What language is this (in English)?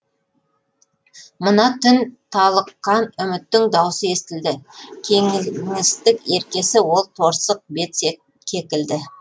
Kazakh